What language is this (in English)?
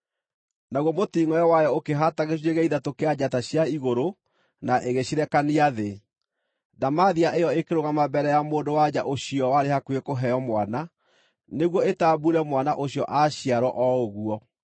Kikuyu